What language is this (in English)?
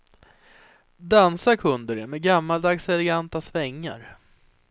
Swedish